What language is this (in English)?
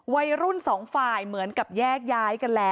Thai